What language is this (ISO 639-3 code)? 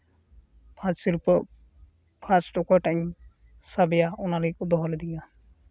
sat